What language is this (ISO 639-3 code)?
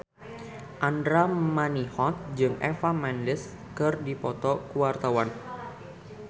sun